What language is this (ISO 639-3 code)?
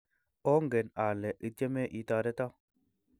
kln